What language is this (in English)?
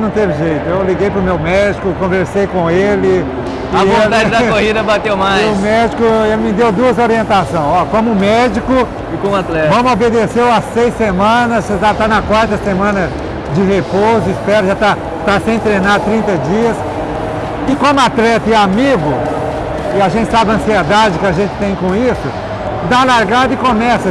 Portuguese